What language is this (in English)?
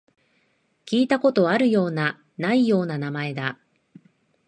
Japanese